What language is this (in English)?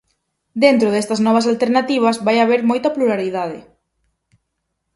Galician